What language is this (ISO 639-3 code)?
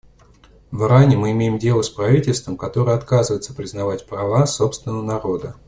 rus